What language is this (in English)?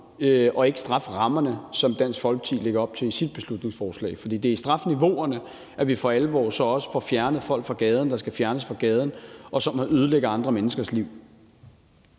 Danish